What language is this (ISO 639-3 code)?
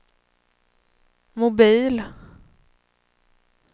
swe